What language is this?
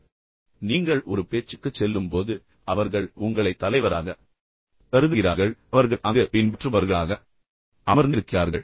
Tamil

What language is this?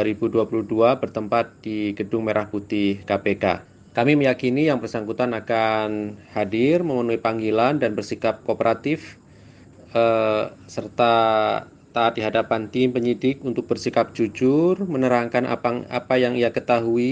Indonesian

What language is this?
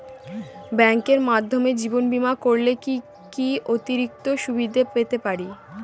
Bangla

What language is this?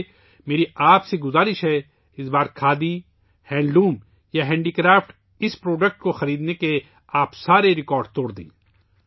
Urdu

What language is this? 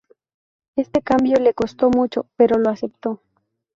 Spanish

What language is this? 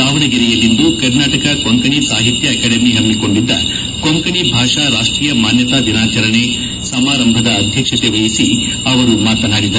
Kannada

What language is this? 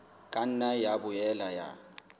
Southern Sotho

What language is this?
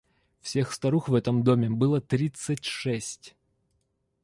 Russian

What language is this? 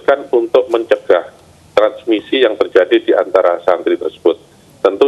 Indonesian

